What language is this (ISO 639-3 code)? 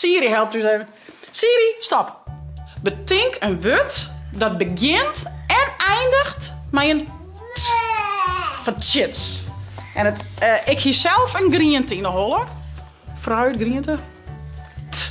nld